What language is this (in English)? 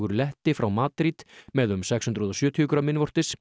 Icelandic